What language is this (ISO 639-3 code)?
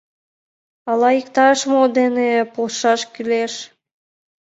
chm